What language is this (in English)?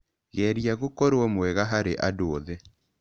Kikuyu